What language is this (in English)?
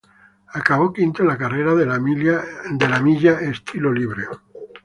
Spanish